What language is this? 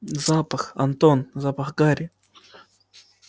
Russian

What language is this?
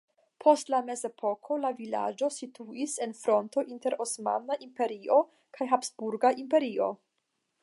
Esperanto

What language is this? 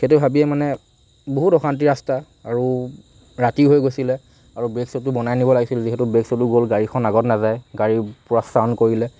Assamese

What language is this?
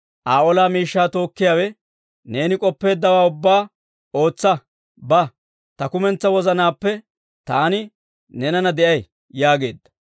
Dawro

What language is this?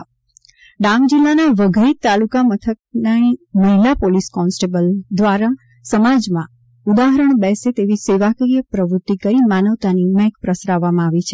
Gujarati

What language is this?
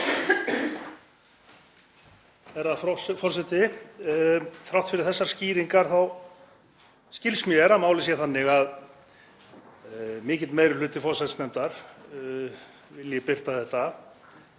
Icelandic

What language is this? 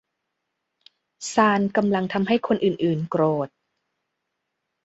Thai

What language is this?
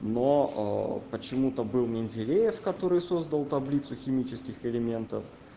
Russian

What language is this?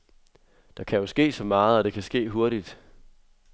Danish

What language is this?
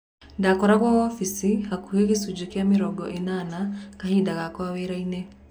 Kikuyu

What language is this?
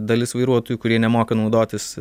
Lithuanian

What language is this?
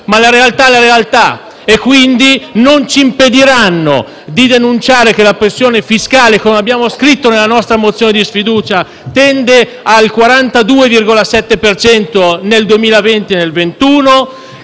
Italian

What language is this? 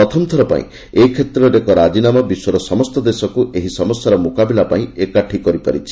Odia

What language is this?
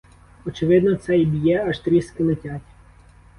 Ukrainian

